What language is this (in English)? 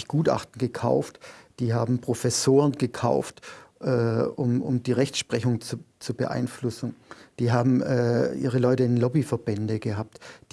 German